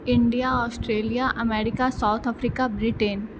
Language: Maithili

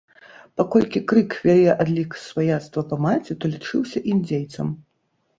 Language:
Belarusian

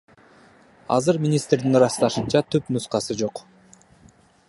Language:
Kyrgyz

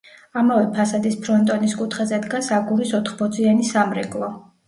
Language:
Georgian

